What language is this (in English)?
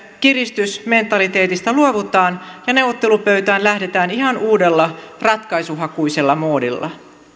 Finnish